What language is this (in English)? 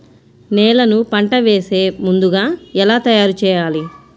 Telugu